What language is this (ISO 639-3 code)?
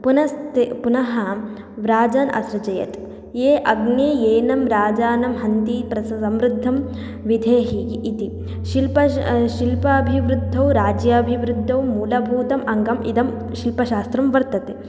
san